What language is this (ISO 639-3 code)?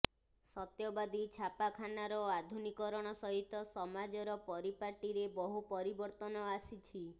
ori